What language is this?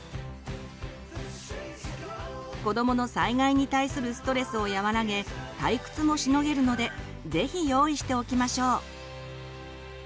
Japanese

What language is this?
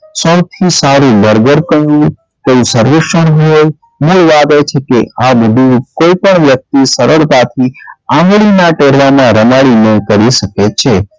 Gujarati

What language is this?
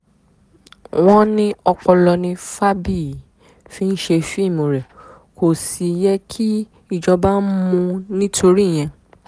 Yoruba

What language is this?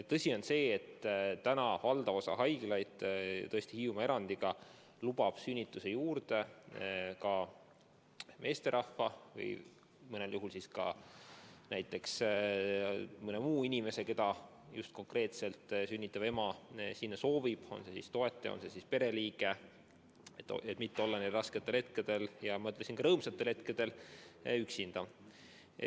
Estonian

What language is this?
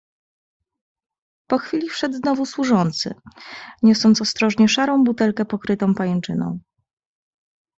Polish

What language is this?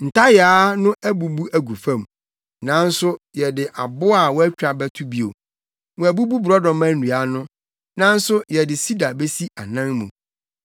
Akan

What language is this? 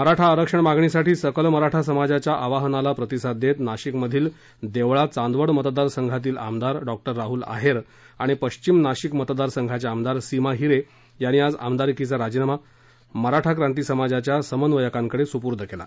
Marathi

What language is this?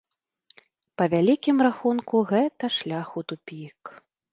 Belarusian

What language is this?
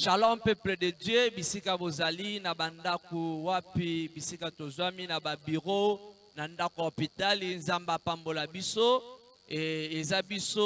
French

